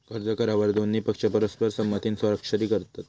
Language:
Marathi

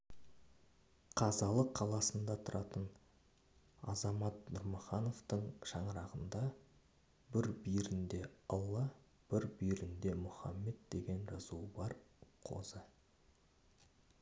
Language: Kazakh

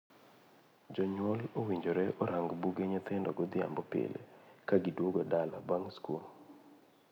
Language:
Luo (Kenya and Tanzania)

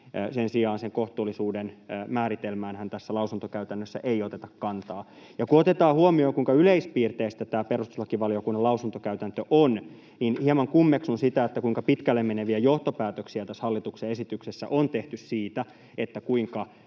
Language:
Finnish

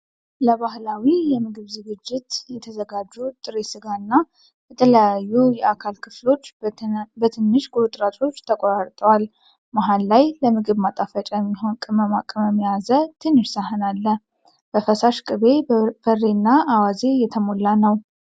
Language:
Amharic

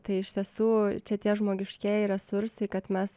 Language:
Lithuanian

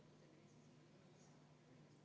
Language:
Estonian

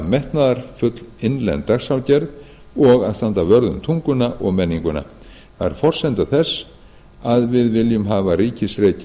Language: Icelandic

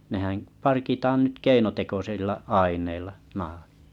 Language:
Finnish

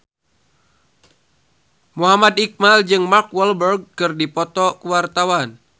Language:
Sundanese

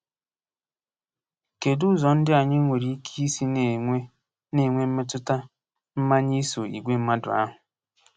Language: Igbo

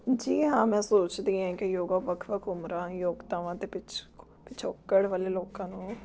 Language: Punjabi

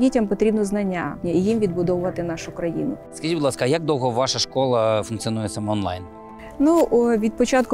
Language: Ukrainian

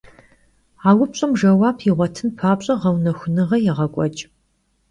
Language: Kabardian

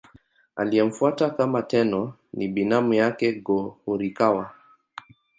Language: Swahili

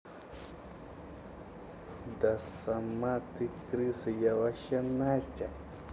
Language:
Russian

